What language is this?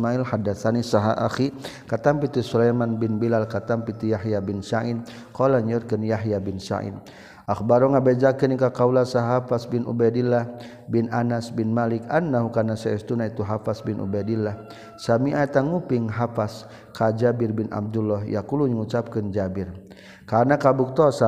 Malay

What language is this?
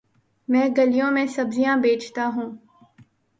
Urdu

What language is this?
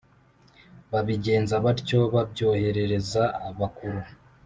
Kinyarwanda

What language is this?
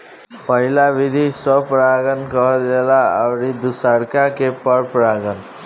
Bhojpuri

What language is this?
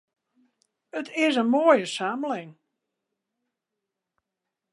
Western Frisian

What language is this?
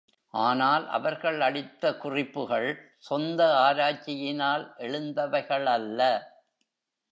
Tamil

